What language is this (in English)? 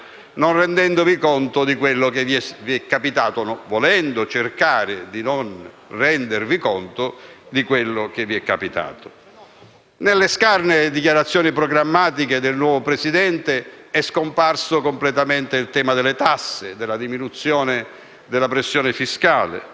Italian